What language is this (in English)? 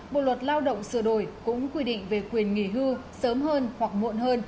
Vietnamese